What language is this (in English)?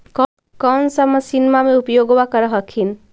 Magahi